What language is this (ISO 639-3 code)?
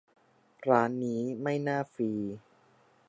tha